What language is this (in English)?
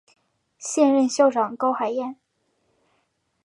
Chinese